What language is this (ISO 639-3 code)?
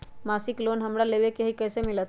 mag